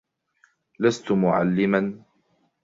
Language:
Arabic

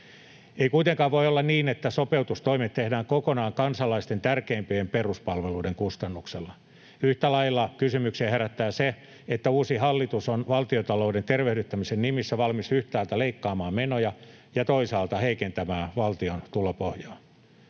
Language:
Finnish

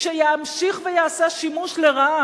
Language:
Hebrew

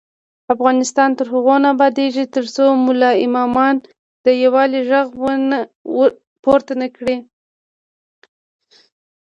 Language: Pashto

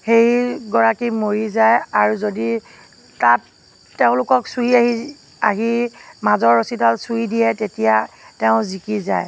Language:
Assamese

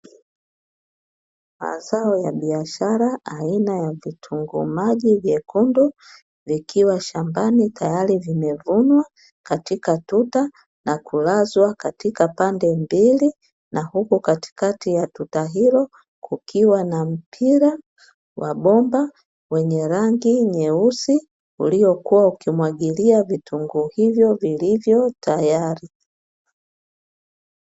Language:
Swahili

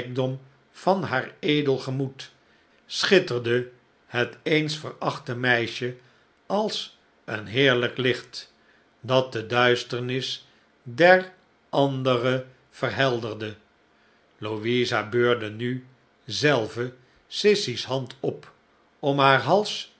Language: Dutch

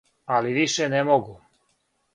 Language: Serbian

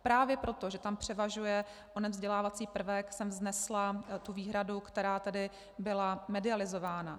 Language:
Czech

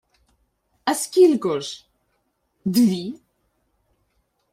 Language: Ukrainian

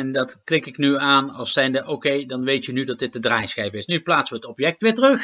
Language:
Dutch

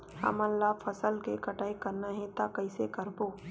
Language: Chhattisgarhi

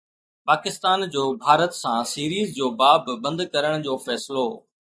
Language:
Sindhi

